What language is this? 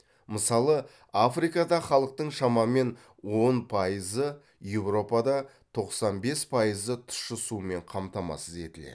Kazakh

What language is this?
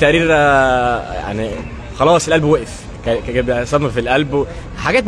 Arabic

